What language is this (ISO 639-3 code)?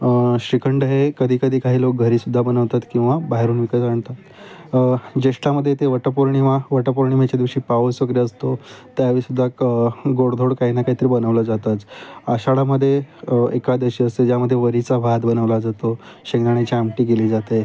mar